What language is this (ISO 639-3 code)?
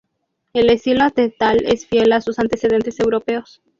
spa